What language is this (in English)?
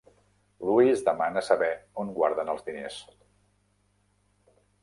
Catalan